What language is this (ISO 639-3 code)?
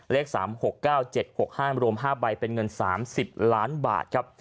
tha